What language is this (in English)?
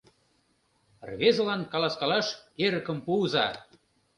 Mari